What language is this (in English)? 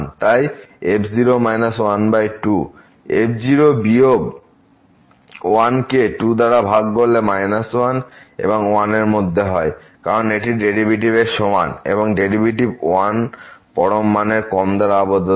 Bangla